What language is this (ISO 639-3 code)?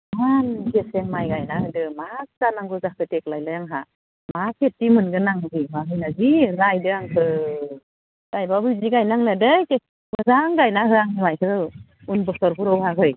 brx